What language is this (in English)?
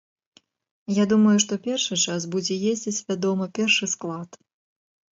Belarusian